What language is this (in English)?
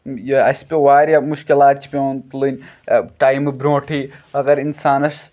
Kashmiri